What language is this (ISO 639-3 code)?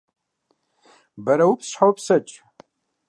kbd